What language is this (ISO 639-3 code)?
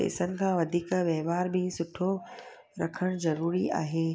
snd